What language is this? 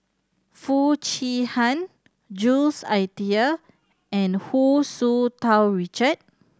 English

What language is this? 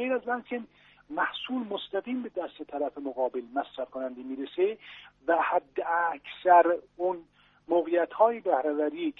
Persian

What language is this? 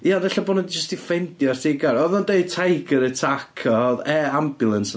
Welsh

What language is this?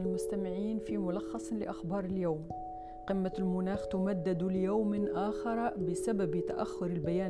Arabic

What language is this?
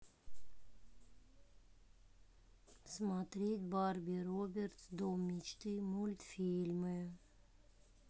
Russian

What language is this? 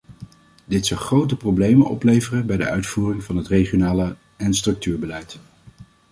Dutch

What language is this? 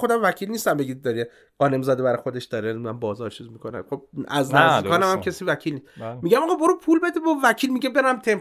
Persian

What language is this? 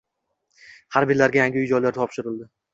Uzbek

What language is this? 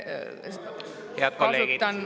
Estonian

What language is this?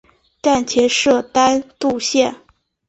Chinese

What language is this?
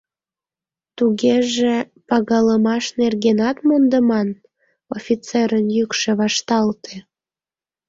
Mari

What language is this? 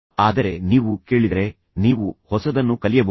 Kannada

